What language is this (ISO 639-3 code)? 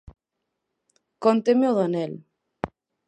glg